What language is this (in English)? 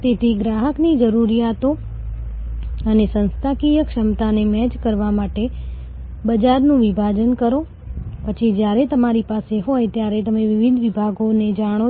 Gujarati